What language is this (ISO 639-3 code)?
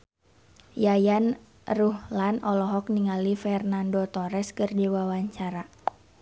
sun